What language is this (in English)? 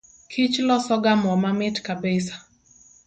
Luo (Kenya and Tanzania)